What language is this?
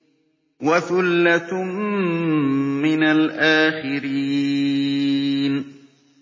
Arabic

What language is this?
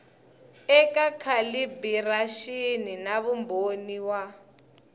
Tsonga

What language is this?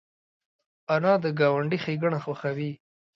Pashto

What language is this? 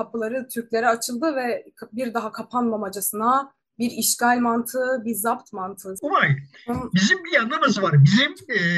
Turkish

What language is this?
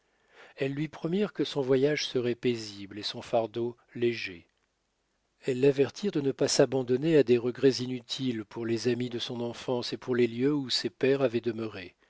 French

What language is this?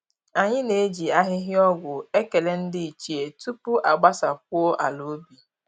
Igbo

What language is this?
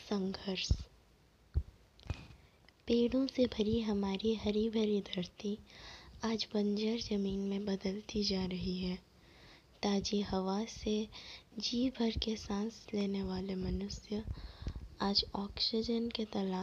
Hindi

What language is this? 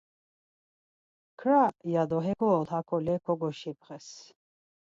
Laz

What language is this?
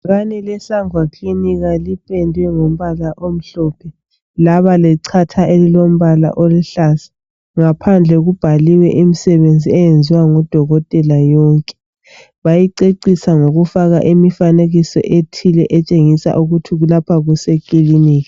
North Ndebele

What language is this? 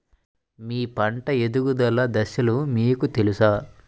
Telugu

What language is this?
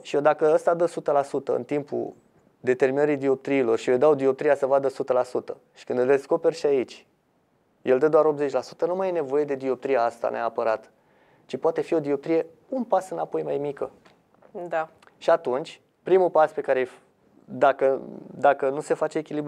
Romanian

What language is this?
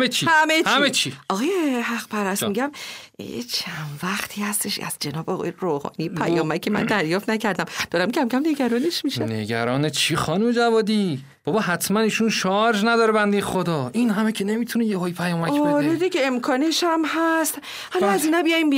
Persian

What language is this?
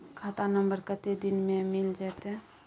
Maithili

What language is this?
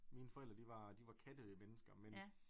Danish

